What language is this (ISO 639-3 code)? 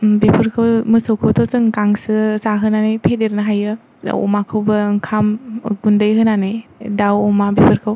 brx